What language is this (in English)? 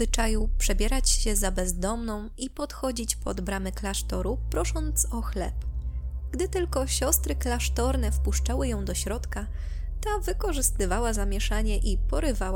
Polish